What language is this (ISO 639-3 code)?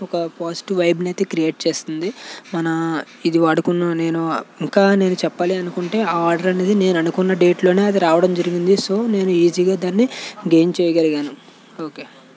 tel